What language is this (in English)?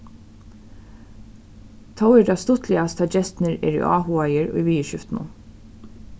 Faroese